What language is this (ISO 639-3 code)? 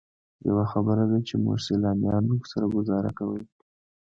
pus